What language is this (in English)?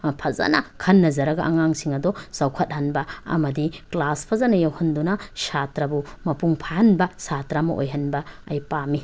Manipuri